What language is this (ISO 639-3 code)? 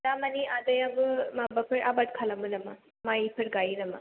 brx